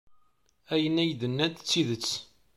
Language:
Kabyle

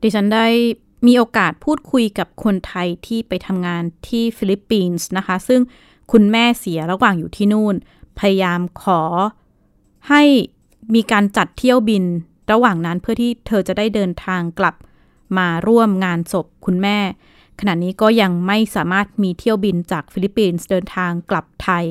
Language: Thai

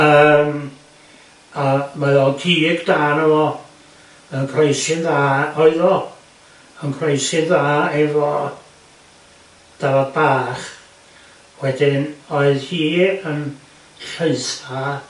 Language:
Welsh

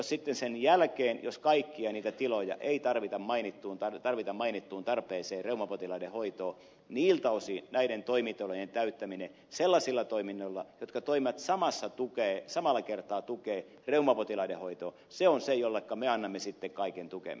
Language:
Finnish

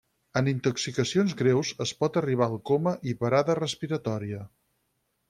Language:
Catalan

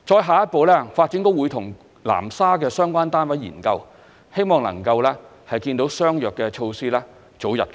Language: Cantonese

